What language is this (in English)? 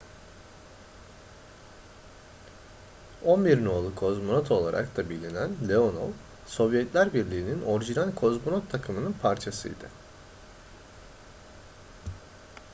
Turkish